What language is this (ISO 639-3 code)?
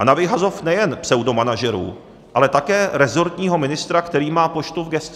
ces